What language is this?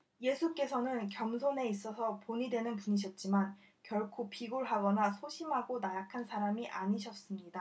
Korean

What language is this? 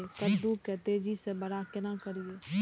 Maithili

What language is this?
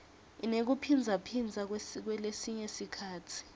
Swati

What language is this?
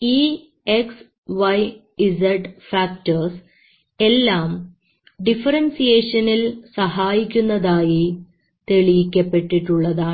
Malayalam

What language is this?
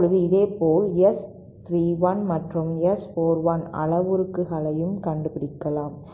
Tamil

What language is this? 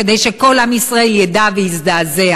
Hebrew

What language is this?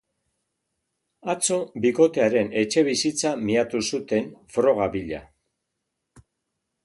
Basque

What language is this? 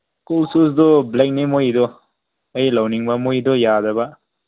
Manipuri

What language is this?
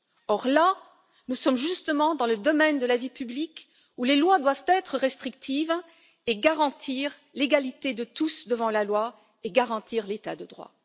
French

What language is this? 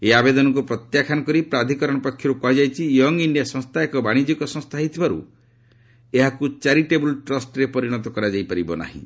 Odia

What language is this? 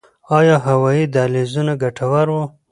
Pashto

